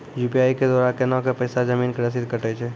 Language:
Maithili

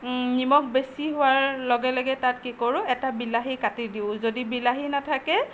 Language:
Assamese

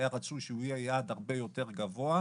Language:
Hebrew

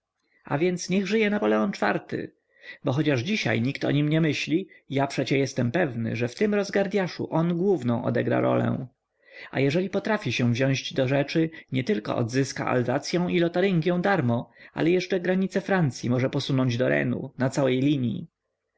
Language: Polish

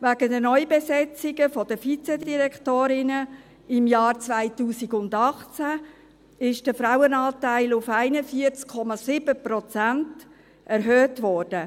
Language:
Swiss German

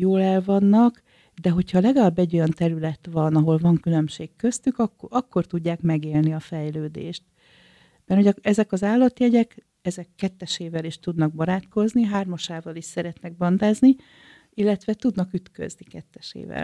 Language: Hungarian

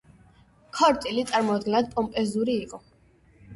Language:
Georgian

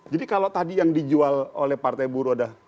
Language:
Indonesian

